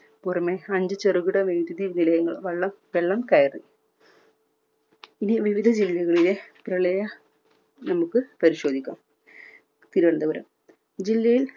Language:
Malayalam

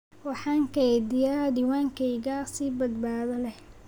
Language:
Somali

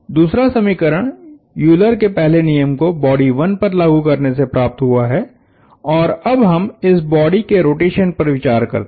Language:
Hindi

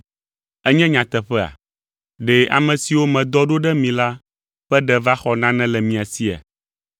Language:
Ewe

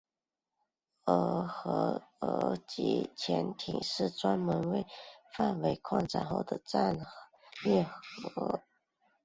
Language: Chinese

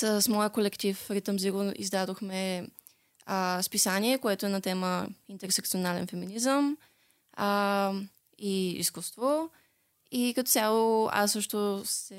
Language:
Bulgarian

